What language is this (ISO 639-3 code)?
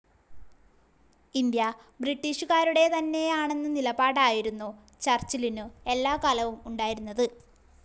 mal